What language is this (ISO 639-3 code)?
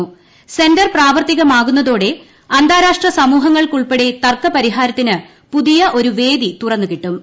mal